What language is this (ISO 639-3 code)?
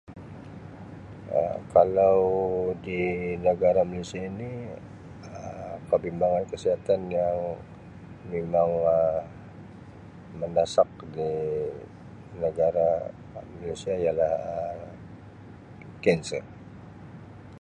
msi